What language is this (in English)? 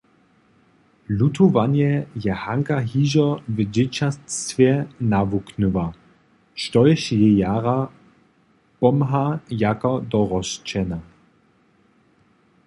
Upper Sorbian